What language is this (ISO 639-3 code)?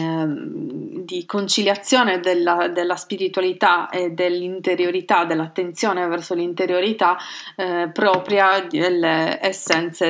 ita